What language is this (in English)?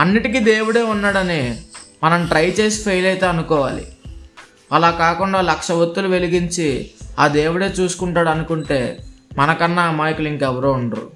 Telugu